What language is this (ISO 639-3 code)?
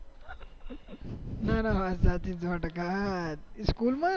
guj